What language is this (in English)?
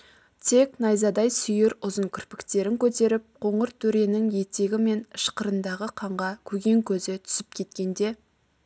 Kazakh